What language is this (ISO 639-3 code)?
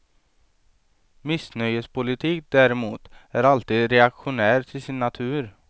swe